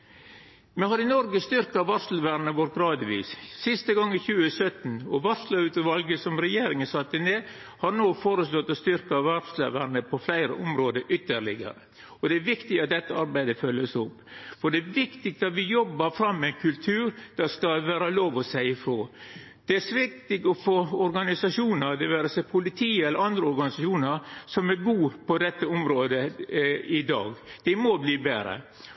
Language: Norwegian Nynorsk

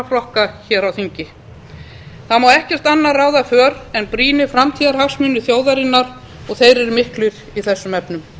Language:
Icelandic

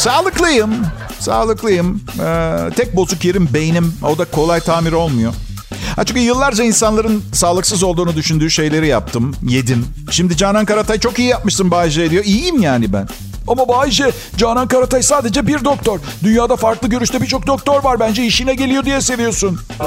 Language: Turkish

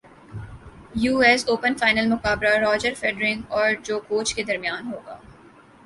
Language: Urdu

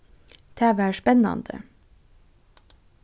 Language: Faroese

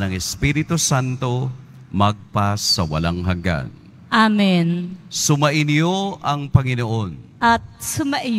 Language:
Filipino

